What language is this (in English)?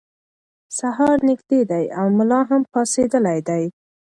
Pashto